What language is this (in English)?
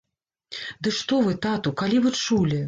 Belarusian